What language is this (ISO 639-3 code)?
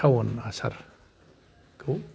brx